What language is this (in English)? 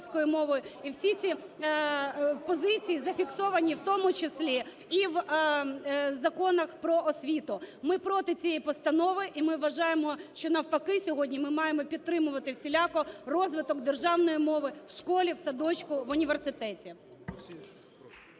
Ukrainian